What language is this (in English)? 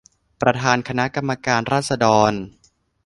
Thai